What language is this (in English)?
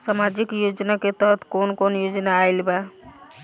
Bhojpuri